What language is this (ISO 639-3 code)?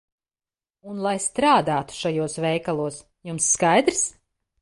lav